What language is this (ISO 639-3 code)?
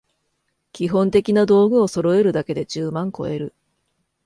jpn